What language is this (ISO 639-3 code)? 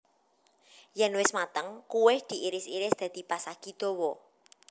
jav